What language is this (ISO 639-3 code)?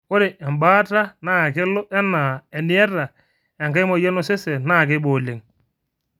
mas